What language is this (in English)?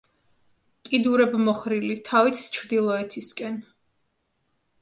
Georgian